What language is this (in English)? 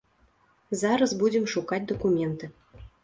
Belarusian